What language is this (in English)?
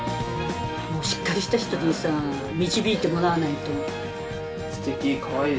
Japanese